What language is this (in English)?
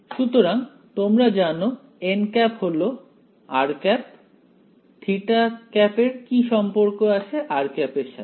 Bangla